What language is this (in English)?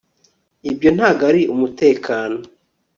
Kinyarwanda